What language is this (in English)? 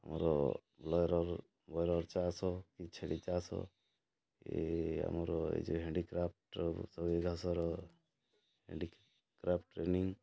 Odia